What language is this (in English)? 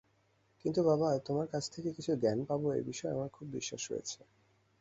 Bangla